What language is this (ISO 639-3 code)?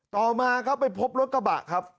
tha